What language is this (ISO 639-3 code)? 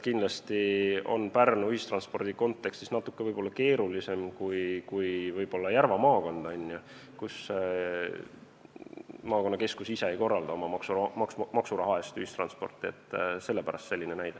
est